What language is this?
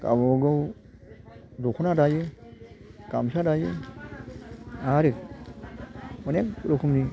Bodo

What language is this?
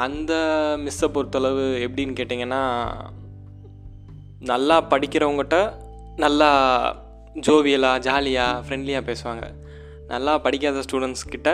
Tamil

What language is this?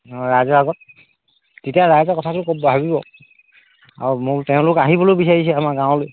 Assamese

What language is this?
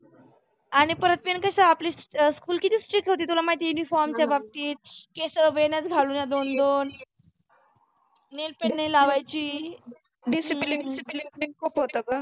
Marathi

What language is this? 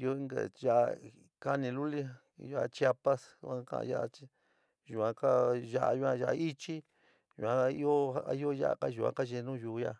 San Miguel El Grande Mixtec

